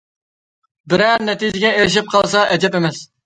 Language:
Uyghur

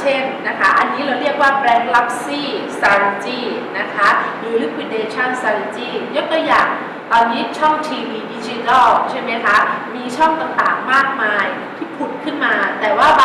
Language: Thai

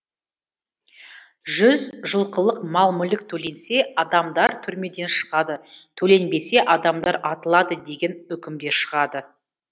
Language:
Kazakh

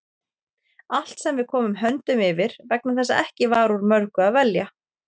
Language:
Icelandic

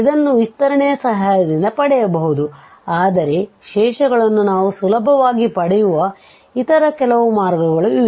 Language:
Kannada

